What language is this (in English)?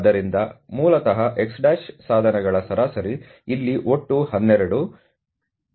Kannada